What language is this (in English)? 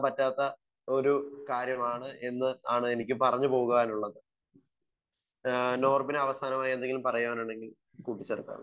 Malayalam